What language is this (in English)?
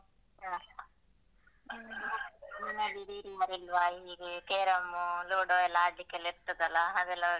Kannada